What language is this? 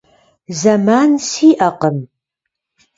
Kabardian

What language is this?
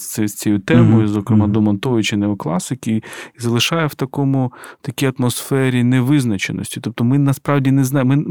Ukrainian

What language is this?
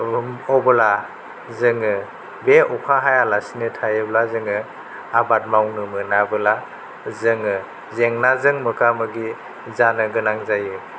Bodo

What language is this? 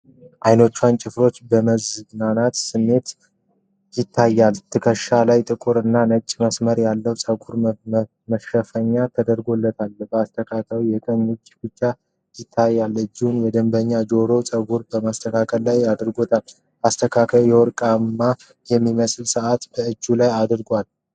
Amharic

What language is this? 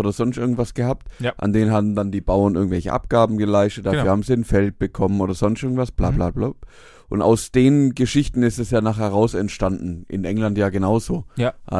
German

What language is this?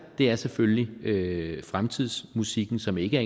Danish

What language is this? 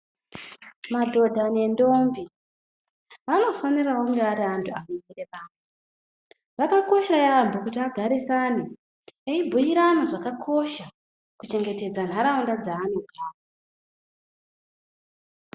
Ndau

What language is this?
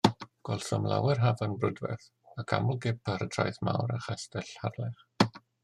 Welsh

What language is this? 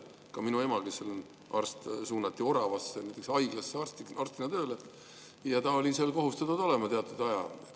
Estonian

